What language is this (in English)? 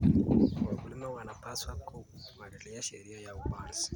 Kalenjin